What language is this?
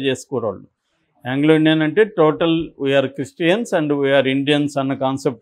Telugu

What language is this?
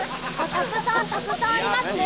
Japanese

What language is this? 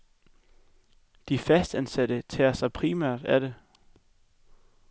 Danish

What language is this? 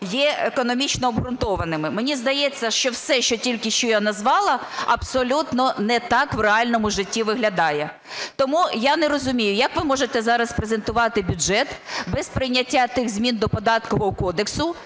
Ukrainian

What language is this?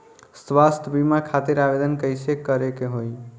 Bhojpuri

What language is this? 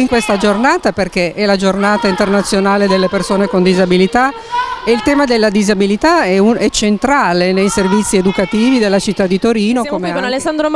Italian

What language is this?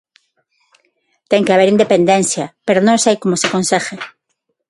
Galician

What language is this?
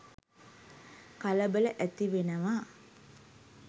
Sinhala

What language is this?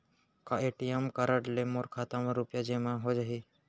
Chhattisgarhi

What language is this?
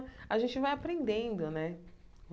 Portuguese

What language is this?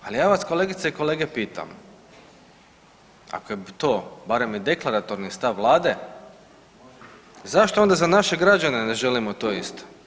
Croatian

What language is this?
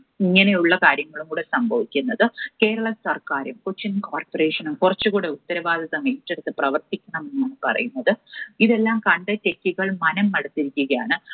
Malayalam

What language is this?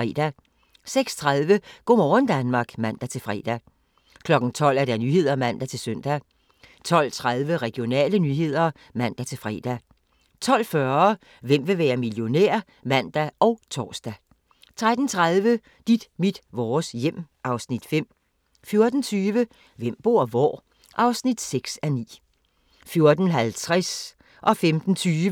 Danish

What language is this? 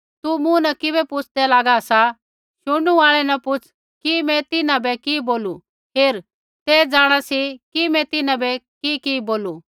Kullu Pahari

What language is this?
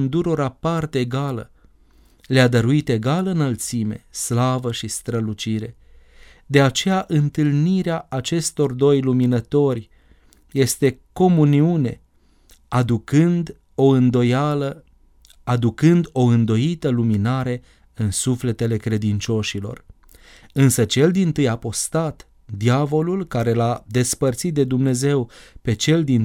Romanian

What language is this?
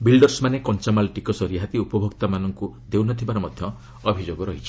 Odia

